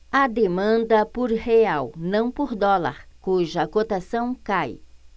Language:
Portuguese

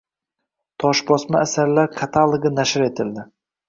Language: Uzbek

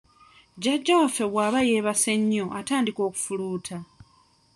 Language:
Ganda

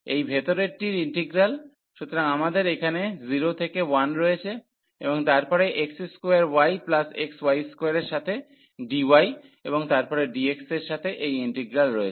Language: Bangla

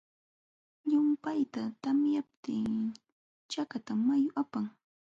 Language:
Jauja Wanca Quechua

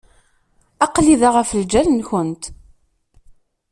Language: Kabyle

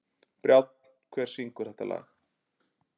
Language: Icelandic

